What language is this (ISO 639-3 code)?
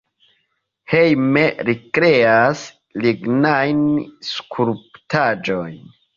epo